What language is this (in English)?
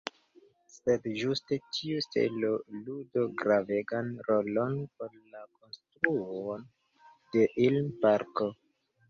Esperanto